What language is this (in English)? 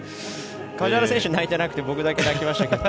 Japanese